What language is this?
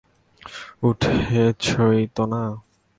Bangla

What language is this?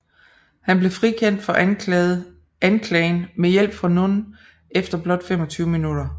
Danish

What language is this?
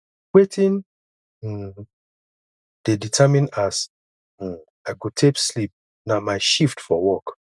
Nigerian Pidgin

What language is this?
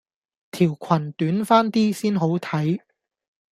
Cantonese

